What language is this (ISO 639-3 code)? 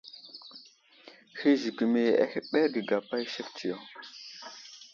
udl